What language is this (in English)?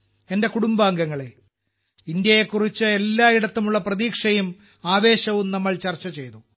Malayalam